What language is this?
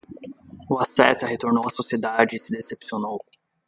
Portuguese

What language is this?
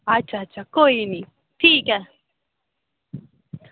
Dogri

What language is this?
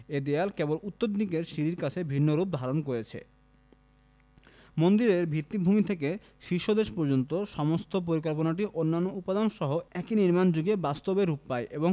Bangla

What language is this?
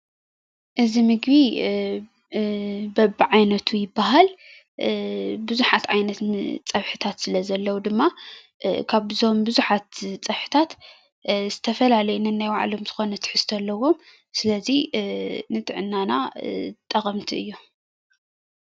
Tigrinya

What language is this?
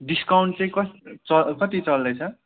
Nepali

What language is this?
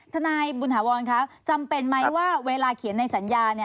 Thai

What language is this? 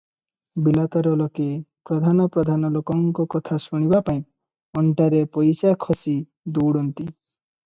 Odia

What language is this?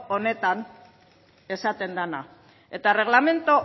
Basque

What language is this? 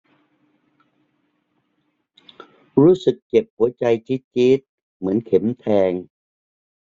Thai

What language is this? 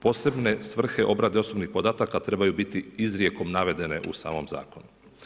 Croatian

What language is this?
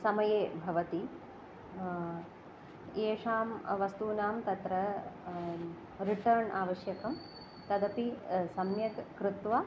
Sanskrit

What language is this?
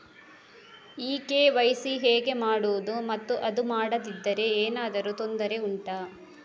Kannada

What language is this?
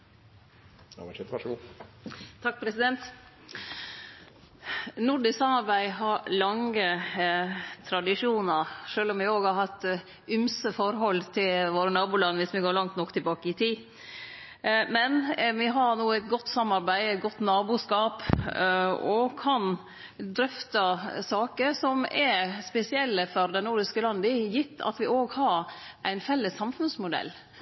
Norwegian Nynorsk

